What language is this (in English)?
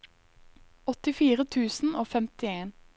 Norwegian